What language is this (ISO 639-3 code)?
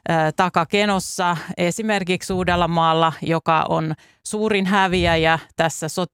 fin